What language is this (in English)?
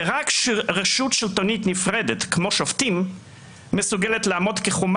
Hebrew